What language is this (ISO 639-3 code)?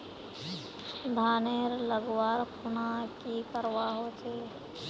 mag